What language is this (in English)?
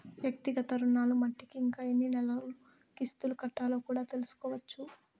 Telugu